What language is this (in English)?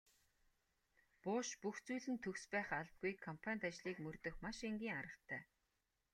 Mongolian